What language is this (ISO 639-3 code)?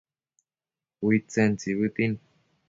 mcf